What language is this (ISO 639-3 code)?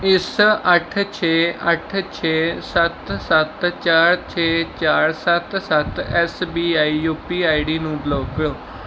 pan